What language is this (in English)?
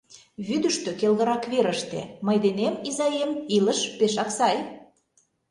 Mari